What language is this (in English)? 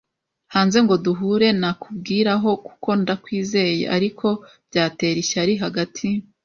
Kinyarwanda